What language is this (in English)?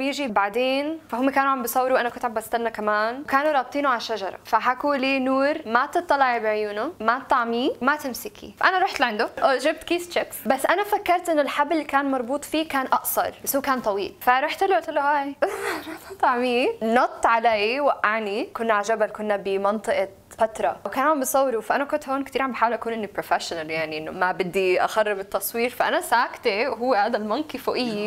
Arabic